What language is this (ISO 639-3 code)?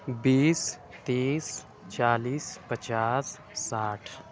urd